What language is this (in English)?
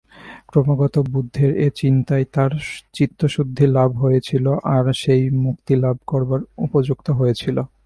Bangla